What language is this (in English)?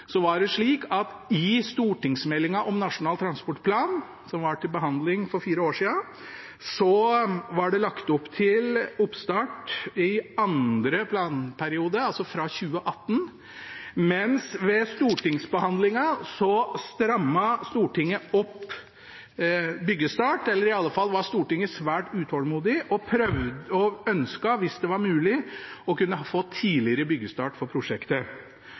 Norwegian Bokmål